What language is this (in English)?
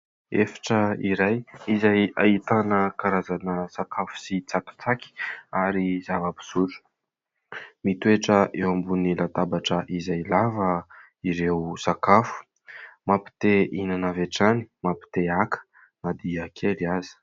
Malagasy